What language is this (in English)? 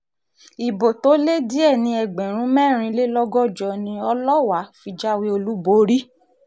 Yoruba